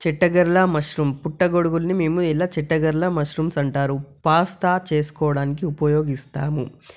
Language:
Telugu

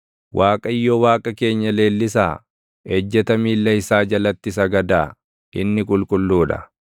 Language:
Oromo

